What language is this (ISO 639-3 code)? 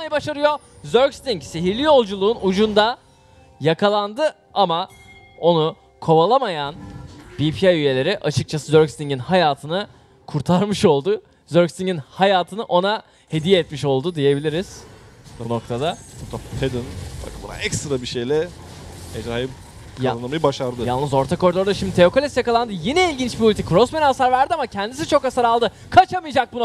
tur